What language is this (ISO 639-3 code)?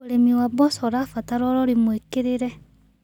kik